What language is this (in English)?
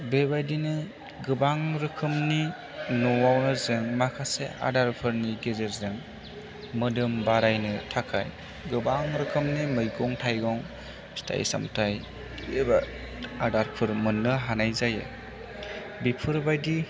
Bodo